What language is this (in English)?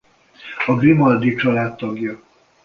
Hungarian